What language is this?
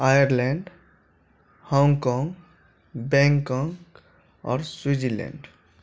Maithili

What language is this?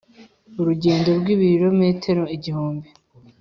Kinyarwanda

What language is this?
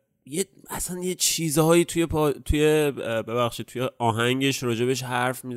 Persian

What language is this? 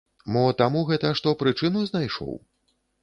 Belarusian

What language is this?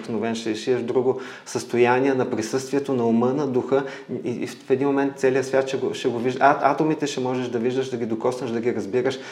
Bulgarian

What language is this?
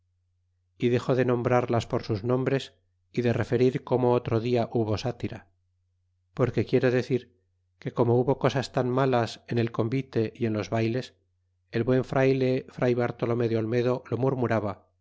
Spanish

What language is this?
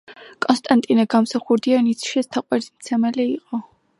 Georgian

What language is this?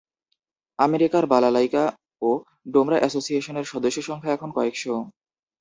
Bangla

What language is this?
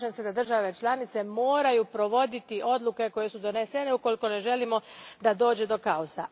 Croatian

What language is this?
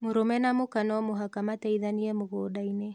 Kikuyu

